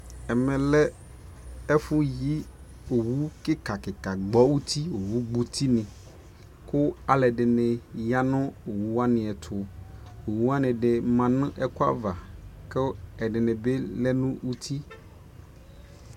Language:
Ikposo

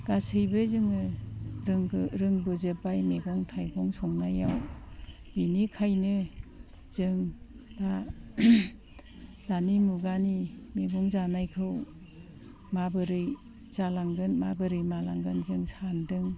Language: Bodo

